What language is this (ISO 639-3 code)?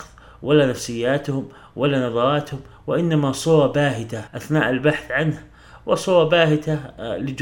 ara